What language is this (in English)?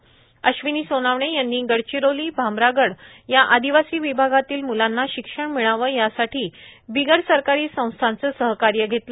Marathi